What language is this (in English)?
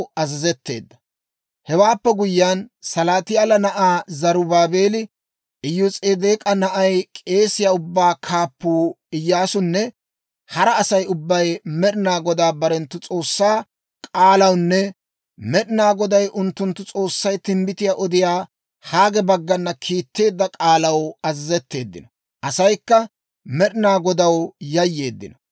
Dawro